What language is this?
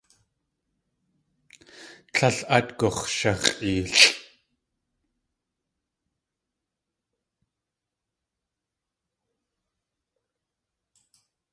Tlingit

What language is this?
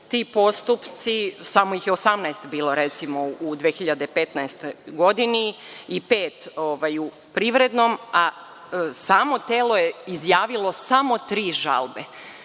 Serbian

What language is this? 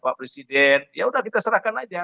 Indonesian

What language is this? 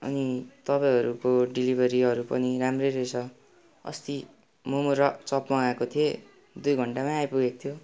Nepali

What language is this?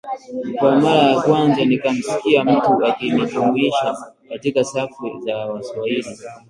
Swahili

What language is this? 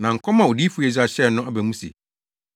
Akan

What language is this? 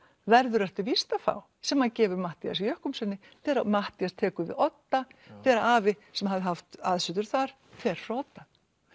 Icelandic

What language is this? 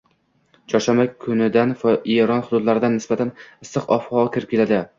Uzbek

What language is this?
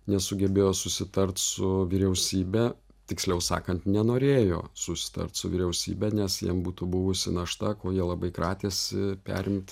Lithuanian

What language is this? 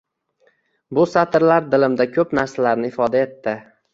Uzbek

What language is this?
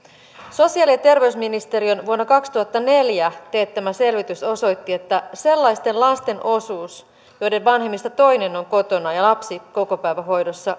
Finnish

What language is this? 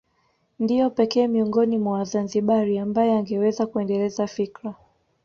Swahili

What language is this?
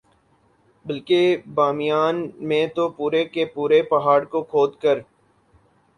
Urdu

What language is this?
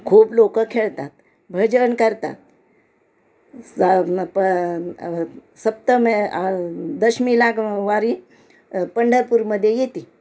Marathi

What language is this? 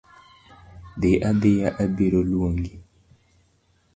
Luo (Kenya and Tanzania)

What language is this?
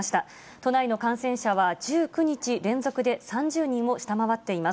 Japanese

